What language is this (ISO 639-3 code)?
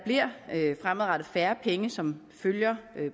dan